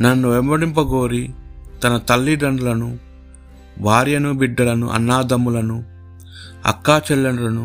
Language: Telugu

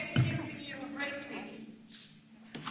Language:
English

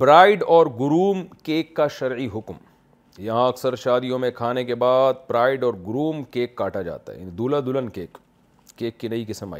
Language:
Urdu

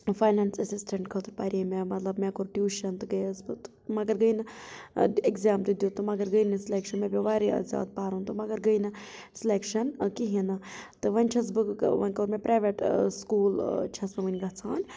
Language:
Kashmiri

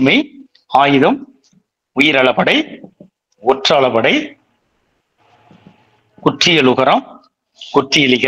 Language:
Tamil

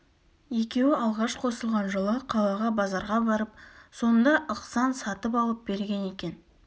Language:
Kazakh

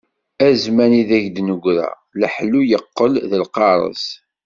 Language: Kabyle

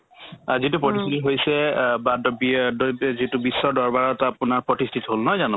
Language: Assamese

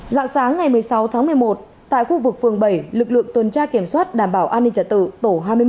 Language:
Vietnamese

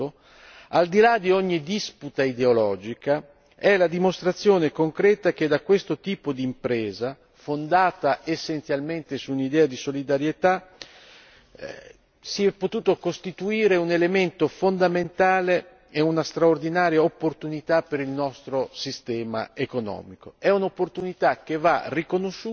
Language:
Italian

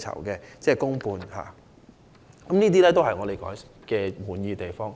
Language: Cantonese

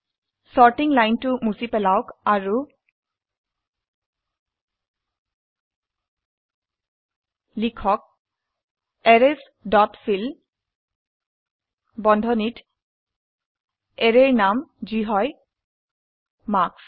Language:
Assamese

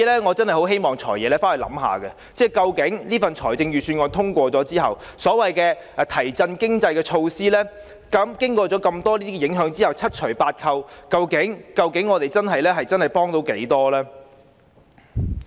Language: Cantonese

